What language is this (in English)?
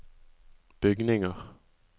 Norwegian